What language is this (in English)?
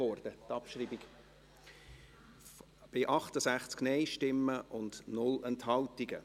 Swiss German